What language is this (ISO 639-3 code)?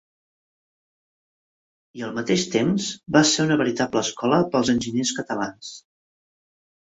cat